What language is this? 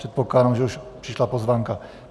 Czech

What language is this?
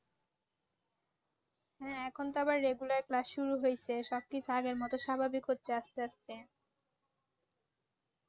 Bangla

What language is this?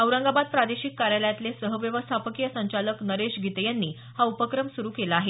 Marathi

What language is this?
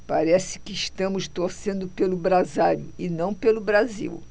Portuguese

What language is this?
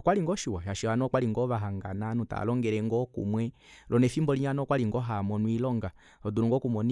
Kuanyama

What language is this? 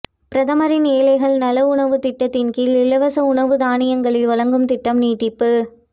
Tamil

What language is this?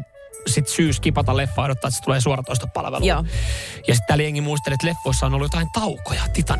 Finnish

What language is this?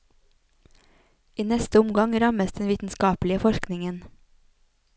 Norwegian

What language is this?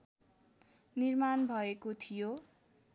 Nepali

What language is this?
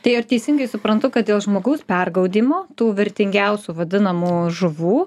Lithuanian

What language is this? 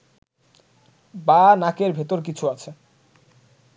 Bangla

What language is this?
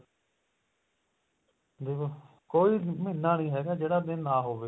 Punjabi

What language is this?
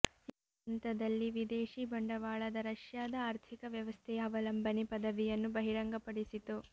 Kannada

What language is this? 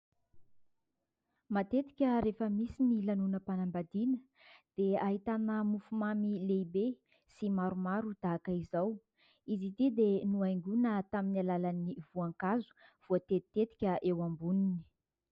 Malagasy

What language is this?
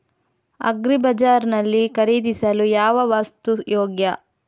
Kannada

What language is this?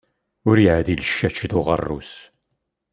Kabyle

